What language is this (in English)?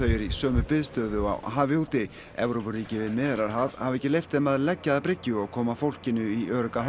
Icelandic